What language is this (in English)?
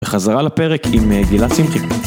Hebrew